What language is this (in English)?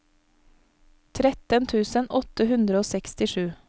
Norwegian